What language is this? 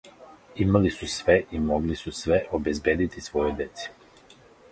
Serbian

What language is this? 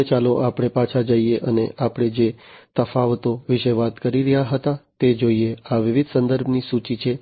Gujarati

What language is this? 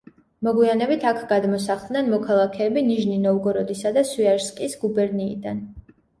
Georgian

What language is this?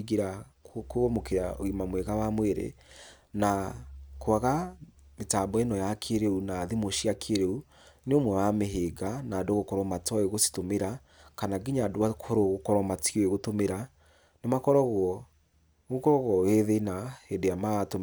Kikuyu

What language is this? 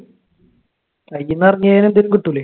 Malayalam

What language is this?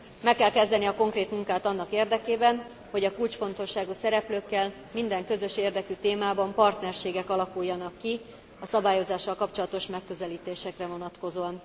Hungarian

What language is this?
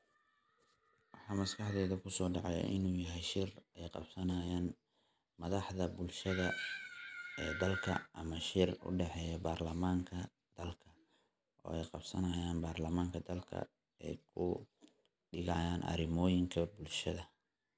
Somali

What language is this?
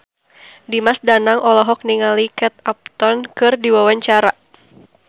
Sundanese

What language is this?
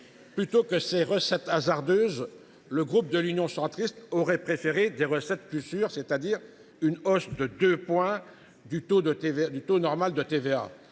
French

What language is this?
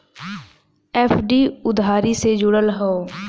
Bhojpuri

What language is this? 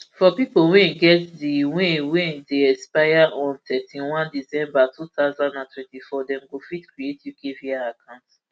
Nigerian Pidgin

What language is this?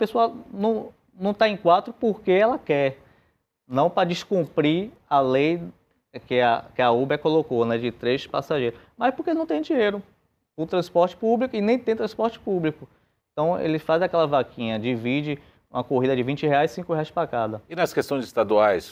Portuguese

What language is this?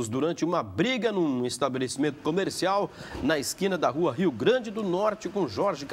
Portuguese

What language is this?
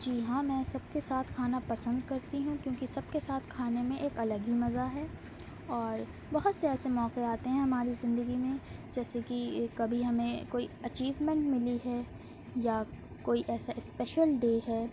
Urdu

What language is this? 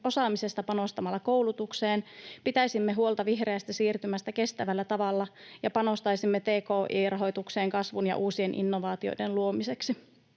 Finnish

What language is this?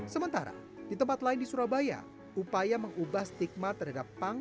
Indonesian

